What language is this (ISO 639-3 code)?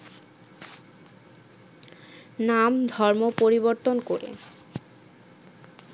ben